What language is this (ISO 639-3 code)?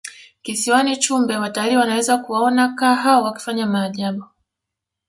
swa